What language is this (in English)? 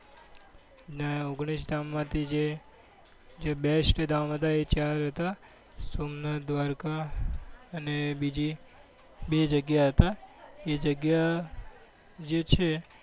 Gujarati